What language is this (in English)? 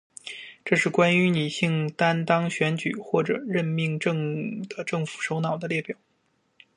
Chinese